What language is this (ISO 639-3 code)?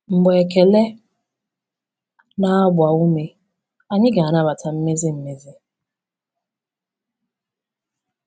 ibo